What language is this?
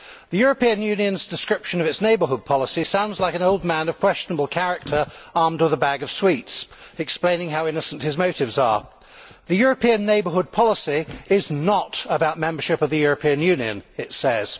English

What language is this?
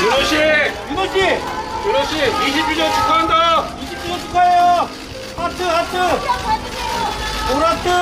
Korean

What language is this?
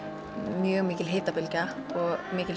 Icelandic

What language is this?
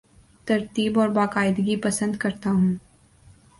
Urdu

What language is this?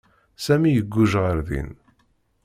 Kabyle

